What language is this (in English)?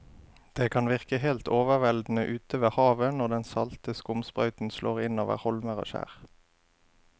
Norwegian